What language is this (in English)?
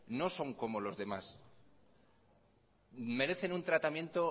Spanish